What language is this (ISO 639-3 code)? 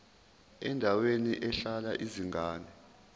zul